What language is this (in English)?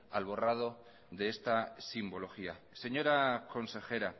Spanish